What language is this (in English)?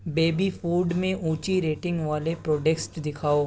Urdu